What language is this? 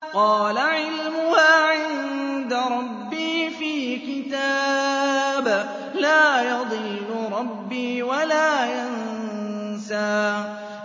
Arabic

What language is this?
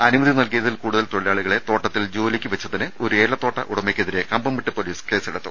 Malayalam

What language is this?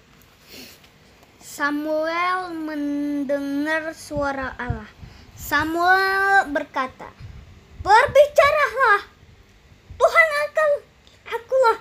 Indonesian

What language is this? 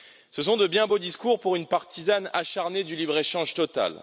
French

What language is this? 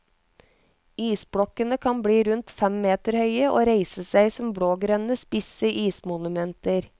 Norwegian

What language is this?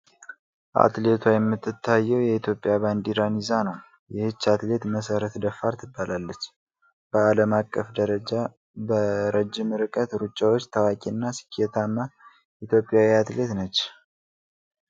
Amharic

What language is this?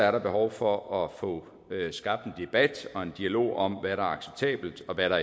Danish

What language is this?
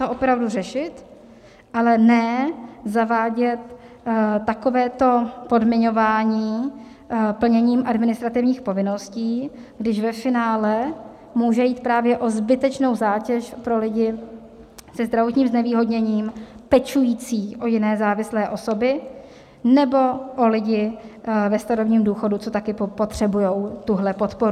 Czech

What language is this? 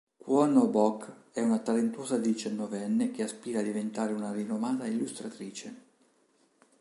Italian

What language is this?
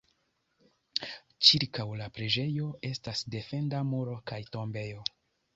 Esperanto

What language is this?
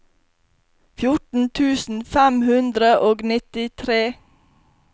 Norwegian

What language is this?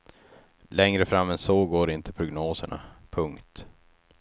Swedish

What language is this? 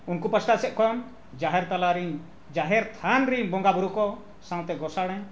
Santali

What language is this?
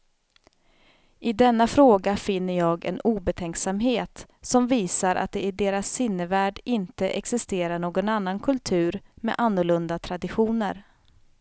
Swedish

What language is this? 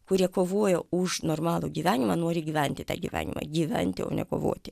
Lithuanian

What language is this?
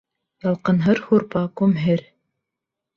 Bashkir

